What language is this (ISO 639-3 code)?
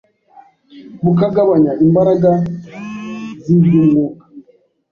kin